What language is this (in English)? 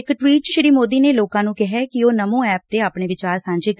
Punjabi